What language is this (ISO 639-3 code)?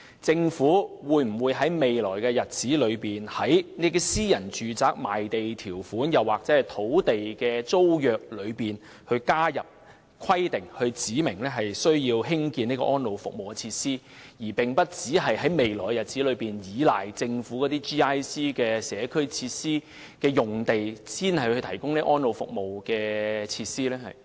yue